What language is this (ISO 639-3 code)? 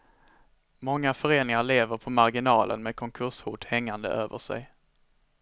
swe